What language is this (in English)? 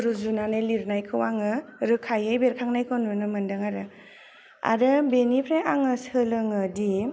Bodo